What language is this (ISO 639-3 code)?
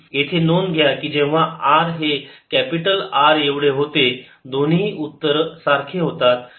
mar